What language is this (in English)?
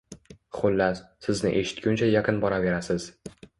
Uzbek